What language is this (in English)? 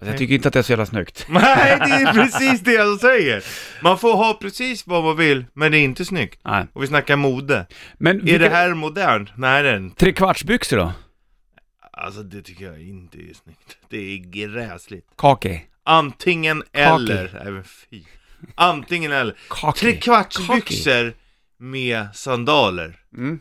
Swedish